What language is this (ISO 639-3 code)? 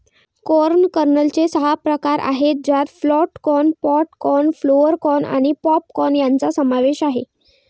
mar